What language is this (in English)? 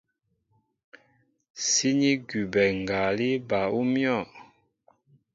Mbo (Cameroon)